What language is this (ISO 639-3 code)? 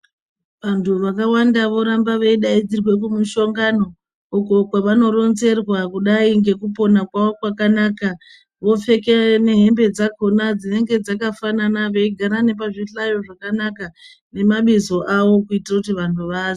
ndc